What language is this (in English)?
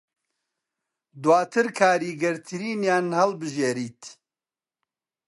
Central Kurdish